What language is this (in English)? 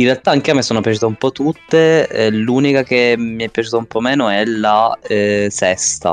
Italian